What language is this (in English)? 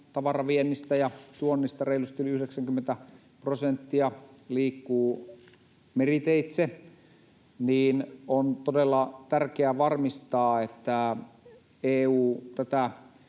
Finnish